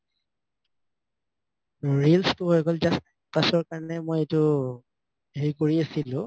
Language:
Assamese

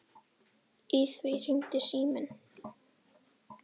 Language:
Icelandic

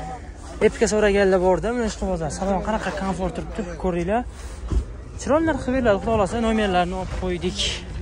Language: Turkish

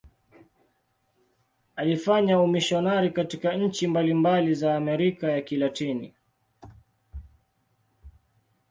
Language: Swahili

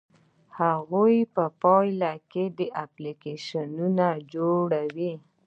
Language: Pashto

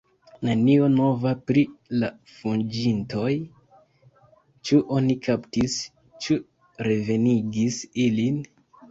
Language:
Esperanto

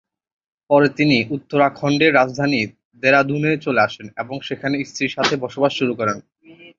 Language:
Bangla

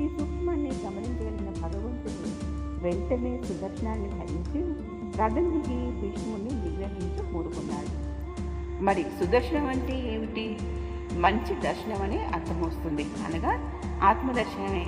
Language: Telugu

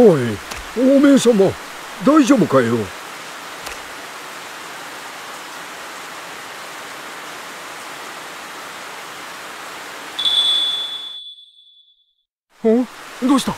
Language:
Japanese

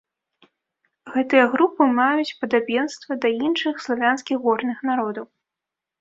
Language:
Belarusian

